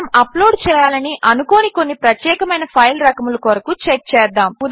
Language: Telugu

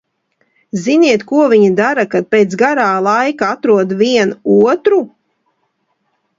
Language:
Latvian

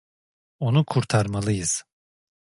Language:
Turkish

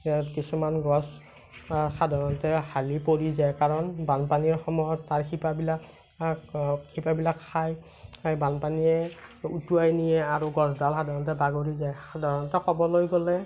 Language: Assamese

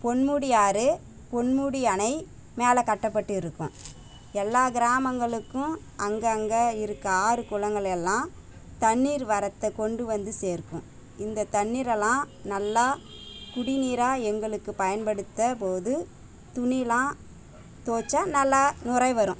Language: Tamil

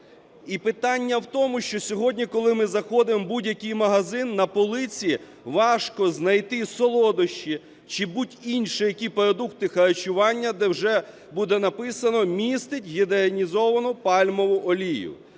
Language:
Ukrainian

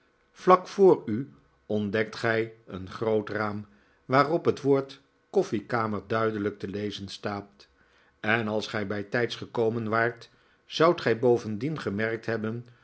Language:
Dutch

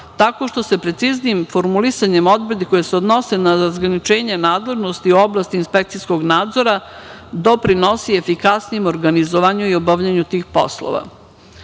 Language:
Serbian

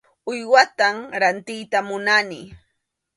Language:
Arequipa-La Unión Quechua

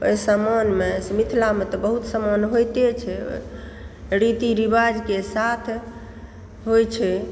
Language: Maithili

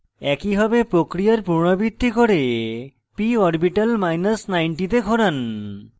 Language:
Bangla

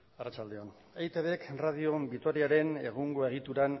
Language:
Basque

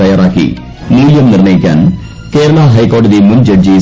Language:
Malayalam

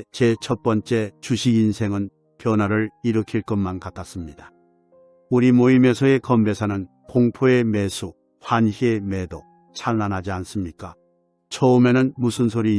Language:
Korean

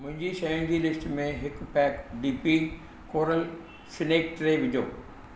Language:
Sindhi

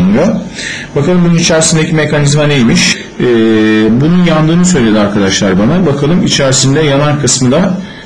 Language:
Turkish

